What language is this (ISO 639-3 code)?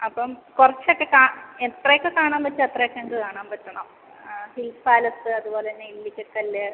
mal